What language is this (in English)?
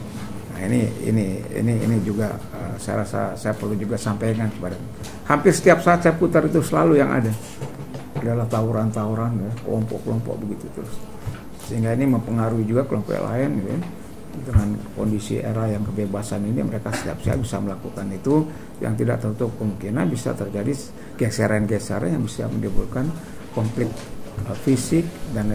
Indonesian